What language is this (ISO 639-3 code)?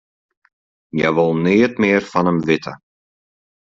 fry